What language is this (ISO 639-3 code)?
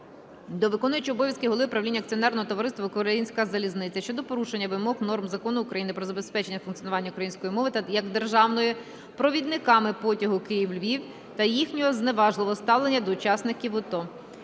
ukr